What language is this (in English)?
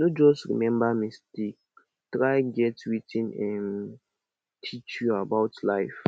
Nigerian Pidgin